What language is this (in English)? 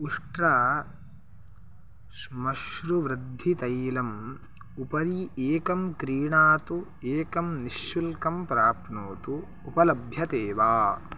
Sanskrit